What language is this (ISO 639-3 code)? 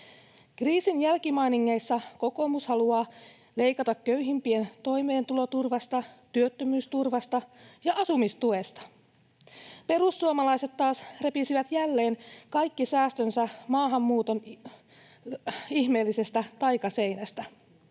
fin